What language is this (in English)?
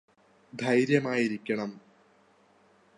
Malayalam